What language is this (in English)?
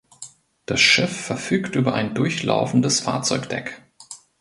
German